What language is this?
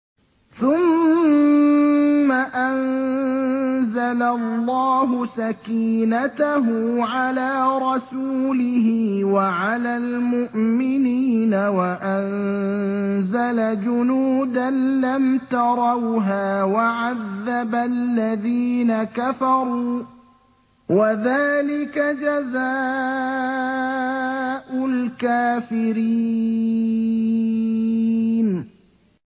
Arabic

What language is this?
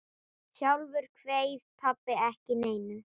Icelandic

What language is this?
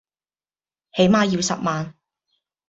Cantonese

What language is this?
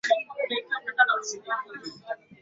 Swahili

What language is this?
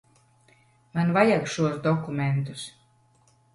Latvian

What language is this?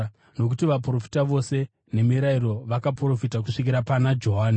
Shona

